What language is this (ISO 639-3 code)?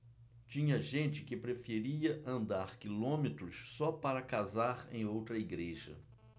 por